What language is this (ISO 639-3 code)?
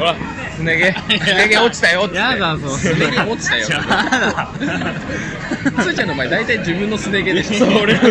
jpn